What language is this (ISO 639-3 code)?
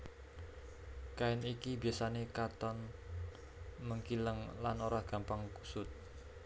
jav